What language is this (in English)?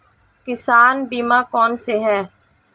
Hindi